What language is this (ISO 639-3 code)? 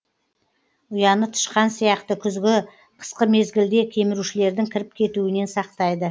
kaz